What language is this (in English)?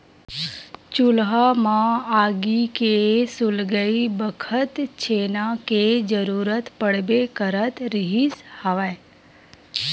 Chhattisgarhi